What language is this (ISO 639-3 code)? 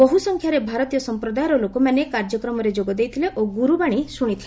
ori